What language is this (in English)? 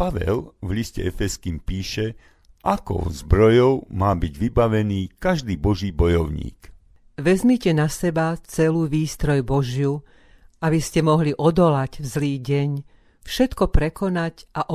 Slovak